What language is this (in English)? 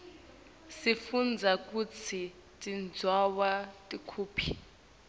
Swati